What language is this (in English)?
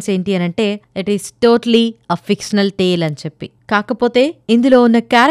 Telugu